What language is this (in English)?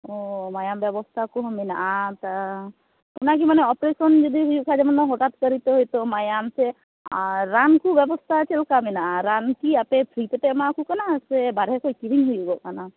Santali